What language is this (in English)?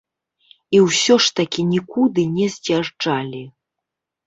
Belarusian